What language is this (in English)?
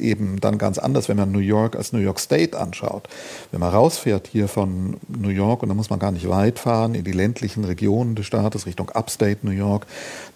German